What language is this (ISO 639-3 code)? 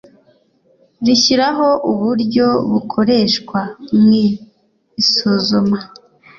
kin